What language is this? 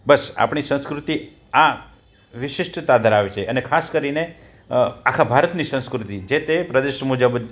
Gujarati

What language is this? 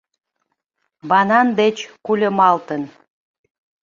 Mari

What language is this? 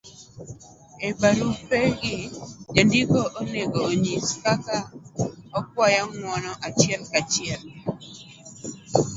Luo (Kenya and Tanzania)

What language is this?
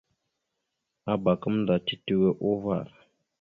Mada (Cameroon)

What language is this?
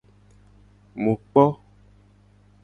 Gen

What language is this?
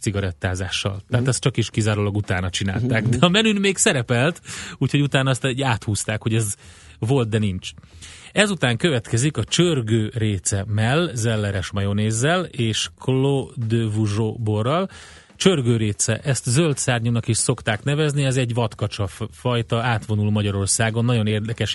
Hungarian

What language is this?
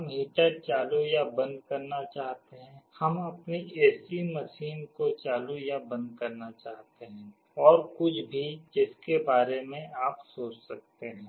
Hindi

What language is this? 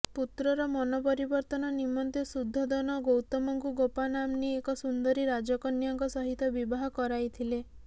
Odia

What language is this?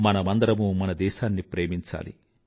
Telugu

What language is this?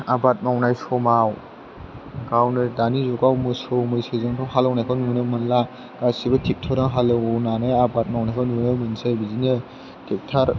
Bodo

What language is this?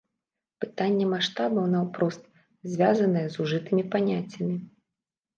Belarusian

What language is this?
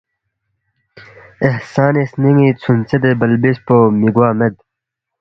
Balti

